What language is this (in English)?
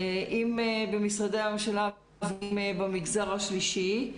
Hebrew